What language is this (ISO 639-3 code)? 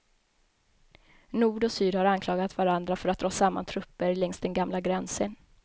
swe